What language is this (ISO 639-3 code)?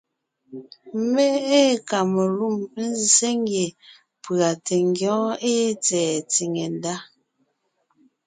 nnh